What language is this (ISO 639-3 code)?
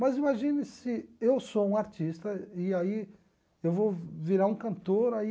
por